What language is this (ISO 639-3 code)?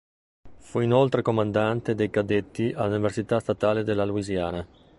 ita